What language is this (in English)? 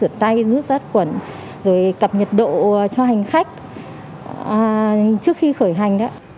Vietnamese